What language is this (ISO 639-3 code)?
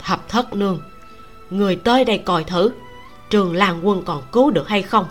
vie